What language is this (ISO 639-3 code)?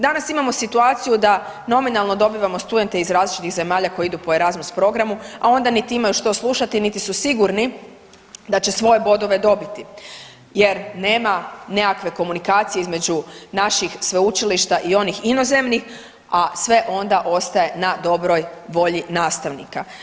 hrv